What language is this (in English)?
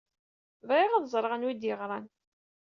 Kabyle